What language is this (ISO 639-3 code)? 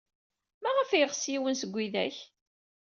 kab